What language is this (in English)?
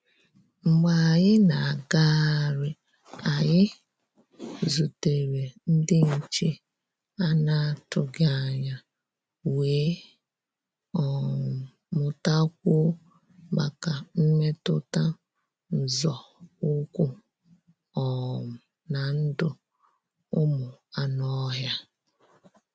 Igbo